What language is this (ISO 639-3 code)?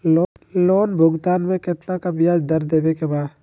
mag